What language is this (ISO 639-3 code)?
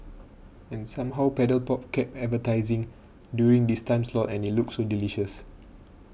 eng